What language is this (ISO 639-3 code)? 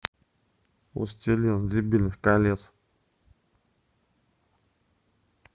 rus